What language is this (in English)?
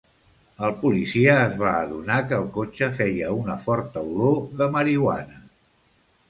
Catalan